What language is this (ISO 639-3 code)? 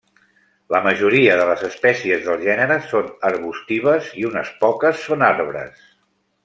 cat